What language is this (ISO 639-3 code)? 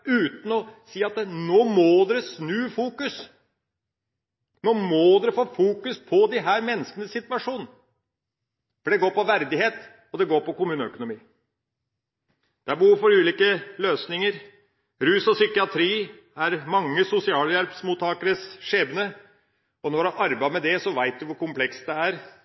nob